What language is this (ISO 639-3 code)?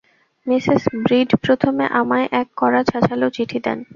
ben